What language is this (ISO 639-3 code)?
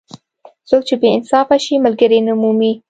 pus